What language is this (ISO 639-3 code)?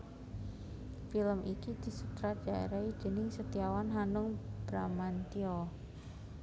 jav